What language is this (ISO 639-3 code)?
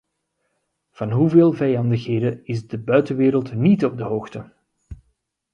nld